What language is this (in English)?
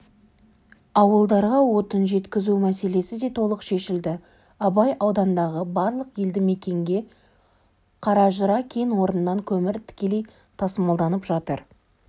Kazakh